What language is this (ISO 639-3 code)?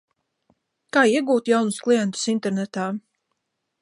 lav